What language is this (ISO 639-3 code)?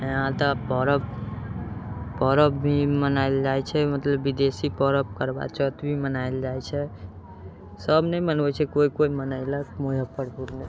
mai